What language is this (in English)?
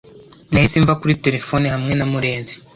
Kinyarwanda